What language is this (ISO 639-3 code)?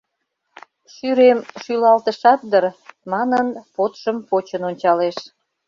chm